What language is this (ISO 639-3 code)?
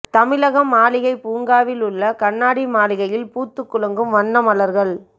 tam